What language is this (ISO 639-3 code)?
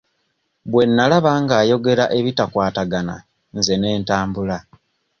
lug